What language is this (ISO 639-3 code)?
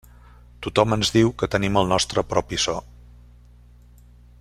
cat